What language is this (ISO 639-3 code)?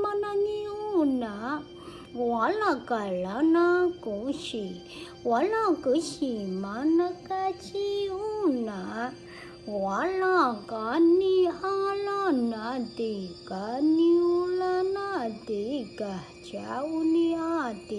vie